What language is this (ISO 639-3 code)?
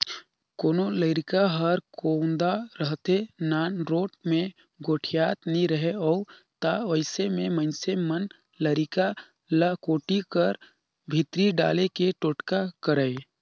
hne